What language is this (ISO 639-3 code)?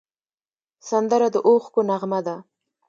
pus